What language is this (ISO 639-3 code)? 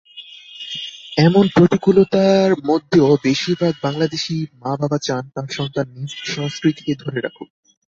ben